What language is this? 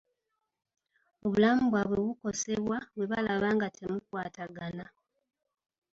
Ganda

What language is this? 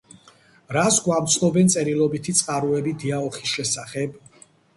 Georgian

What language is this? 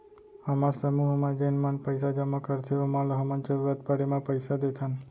Chhattisgarhi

